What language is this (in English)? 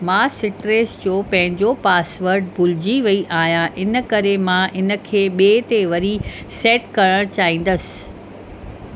Sindhi